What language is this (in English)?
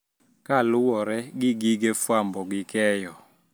Luo (Kenya and Tanzania)